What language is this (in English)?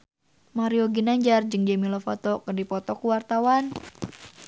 Sundanese